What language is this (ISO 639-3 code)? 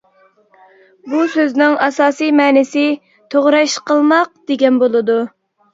uig